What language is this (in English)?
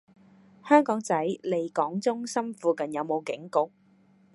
Cantonese